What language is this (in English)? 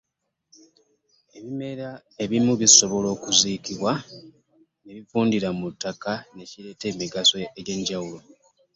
Ganda